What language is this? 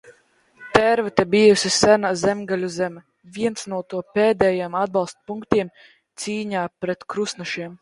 Latvian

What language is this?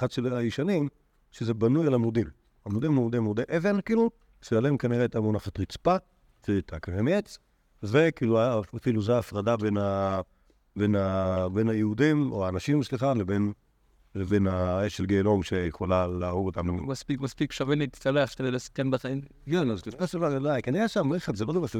Hebrew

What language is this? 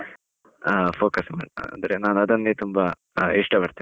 Kannada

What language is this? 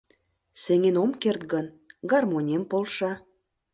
Mari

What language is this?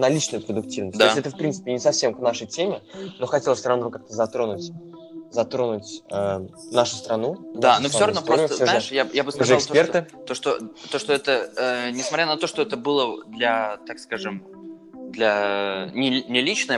Russian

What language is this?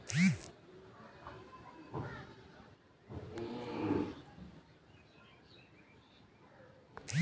Bhojpuri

